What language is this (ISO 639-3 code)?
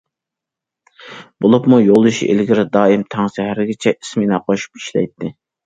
uig